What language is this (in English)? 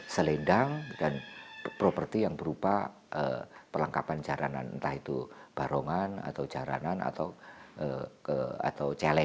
Indonesian